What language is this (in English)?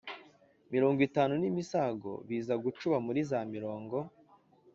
Kinyarwanda